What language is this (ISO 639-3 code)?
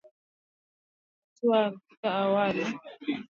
swa